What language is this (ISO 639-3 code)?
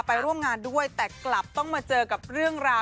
tha